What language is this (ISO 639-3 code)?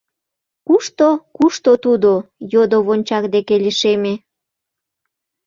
chm